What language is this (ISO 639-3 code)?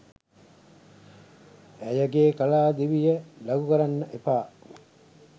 sin